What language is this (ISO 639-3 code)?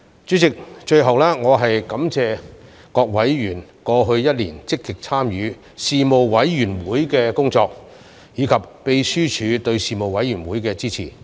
yue